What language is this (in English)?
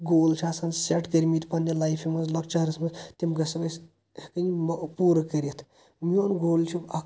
Kashmiri